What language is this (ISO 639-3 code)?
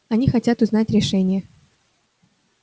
rus